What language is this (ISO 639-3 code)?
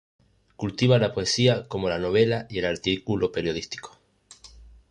spa